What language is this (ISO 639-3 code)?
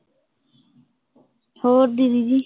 pan